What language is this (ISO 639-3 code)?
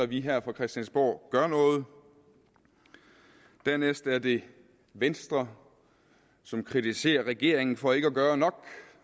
dan